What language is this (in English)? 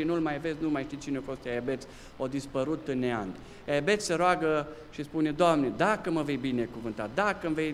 Romanian